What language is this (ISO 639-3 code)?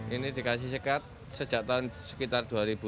ind